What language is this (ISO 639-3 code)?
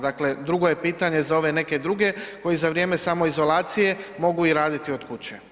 hrv